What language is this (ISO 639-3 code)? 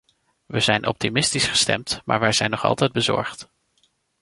nld